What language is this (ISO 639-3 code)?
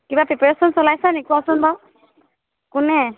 asm